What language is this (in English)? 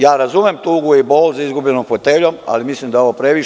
Serbian